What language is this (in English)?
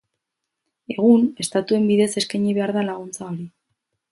Basque